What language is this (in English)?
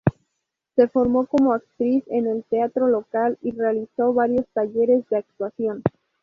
Spanish